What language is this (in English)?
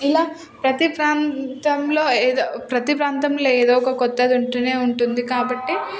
Telugu